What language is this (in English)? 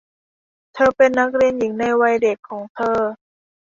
Thai